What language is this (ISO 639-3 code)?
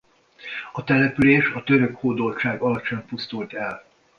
hun